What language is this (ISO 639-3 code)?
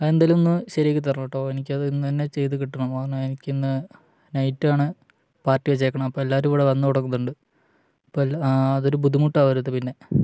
mal